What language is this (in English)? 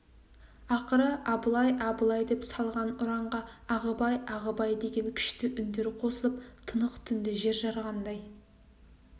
Kazakh